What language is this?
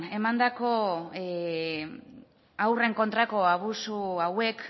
Basque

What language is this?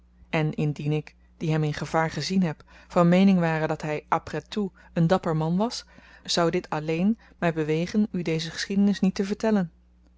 Dutch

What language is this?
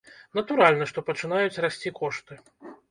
Belarusian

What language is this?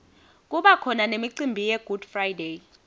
Swati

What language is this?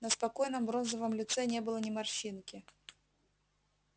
Russian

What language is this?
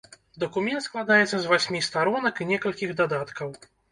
Belarusian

